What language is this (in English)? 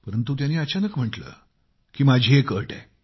Marathi